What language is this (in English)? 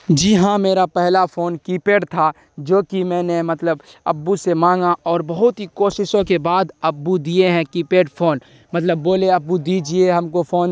Urdu